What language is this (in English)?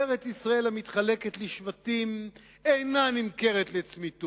Hebrew